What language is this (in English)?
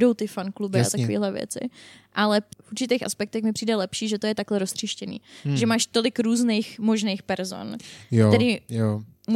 Czech